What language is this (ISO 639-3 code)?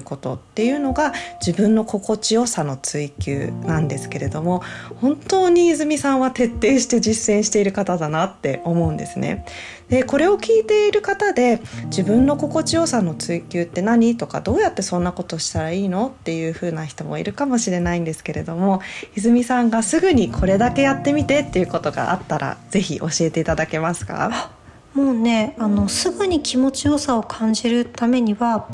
jpn